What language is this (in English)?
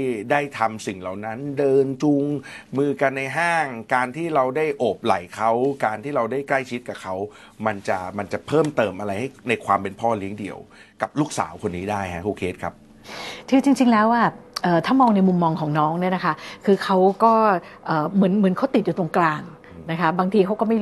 Thai